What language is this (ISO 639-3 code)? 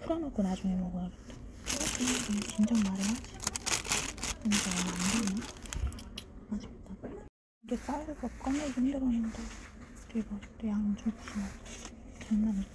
kor